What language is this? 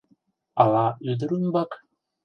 Mari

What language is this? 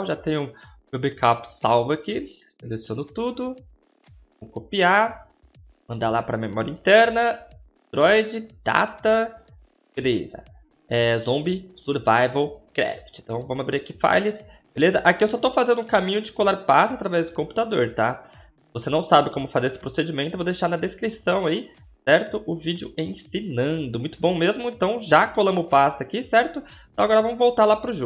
Portuguese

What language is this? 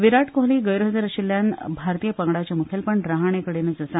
Konkani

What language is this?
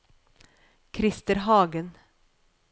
Norwegian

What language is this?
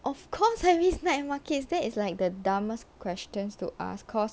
English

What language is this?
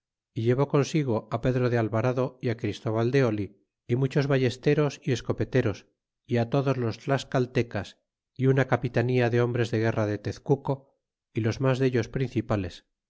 Spanish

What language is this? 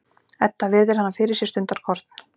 Icelandic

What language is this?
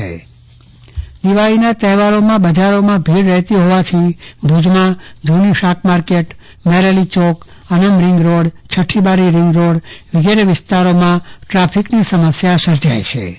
Gujarati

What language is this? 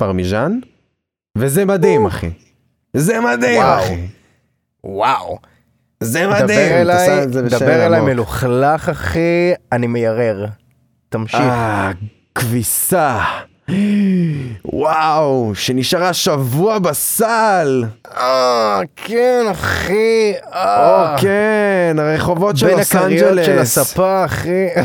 Hebrew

